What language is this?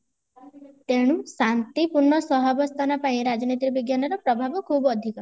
Odia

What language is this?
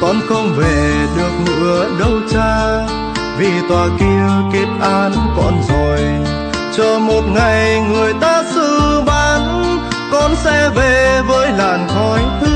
Vietnamese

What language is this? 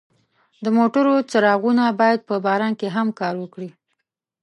Pashto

